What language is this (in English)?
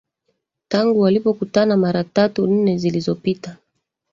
Swahili